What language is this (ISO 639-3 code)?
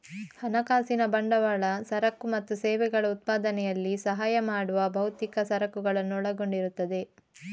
kan